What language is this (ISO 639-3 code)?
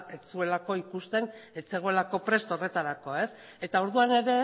eus